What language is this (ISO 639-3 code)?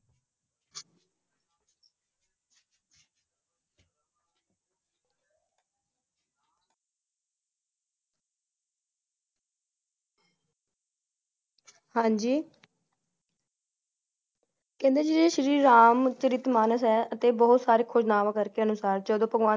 pan